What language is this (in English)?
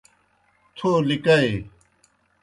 Kohistani Shina